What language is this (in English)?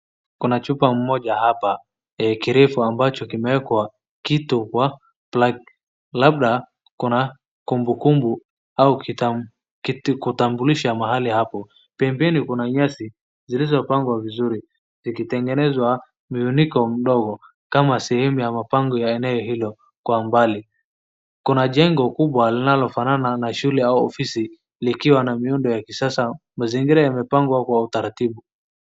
Swahili